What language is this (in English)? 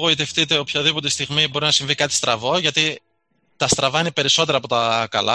Greek